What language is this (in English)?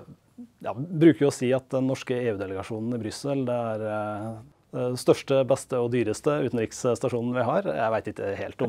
Norwegian